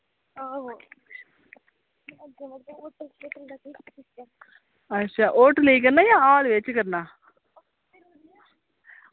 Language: Dogri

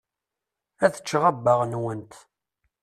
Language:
Kabyle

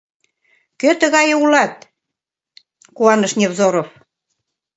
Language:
Mari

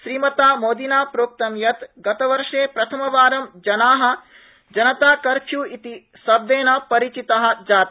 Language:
Sanskrit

